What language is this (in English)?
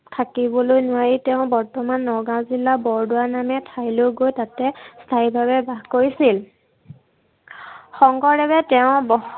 Assamese